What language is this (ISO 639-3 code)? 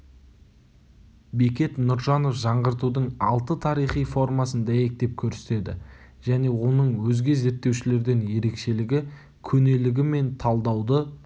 kaz